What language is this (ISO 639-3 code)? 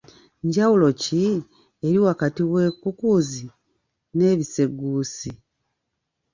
lug